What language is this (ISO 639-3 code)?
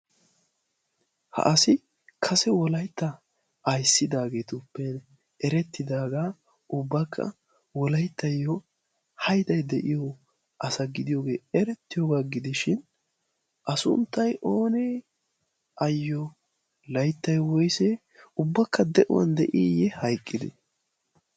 wal